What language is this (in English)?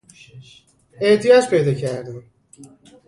Persian